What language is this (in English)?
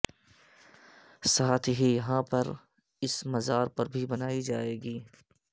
Urdu